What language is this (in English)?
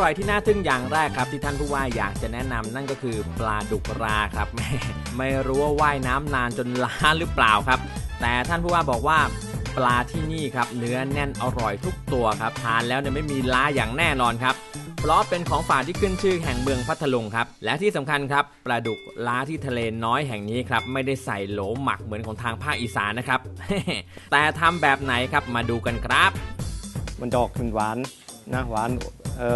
Thai